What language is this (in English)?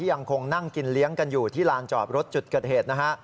Thai